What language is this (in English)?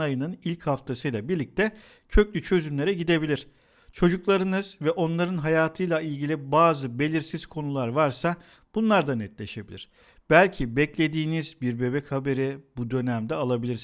Turkish